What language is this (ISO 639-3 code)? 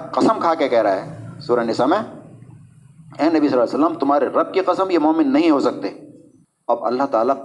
urd